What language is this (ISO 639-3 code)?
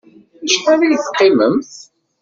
kab